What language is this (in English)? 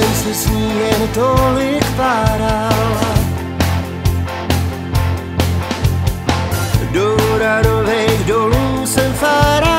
Czech